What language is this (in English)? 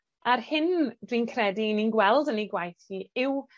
Welsh